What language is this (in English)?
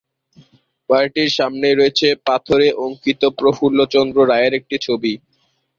Bangla